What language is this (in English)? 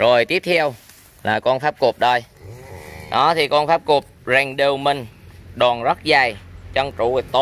Vietnamese